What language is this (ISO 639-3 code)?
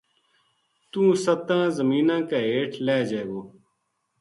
gju